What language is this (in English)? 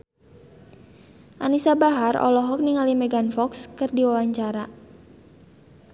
Sundanese